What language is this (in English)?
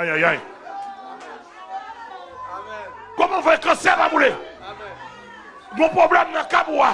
French